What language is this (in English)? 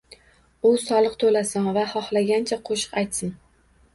Uzbek